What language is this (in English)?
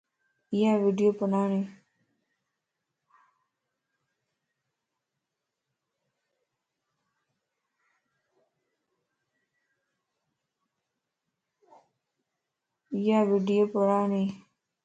Lasi